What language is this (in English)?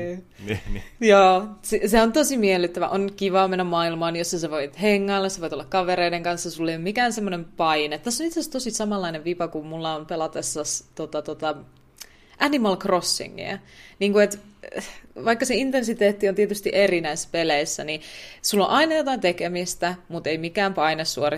Finnish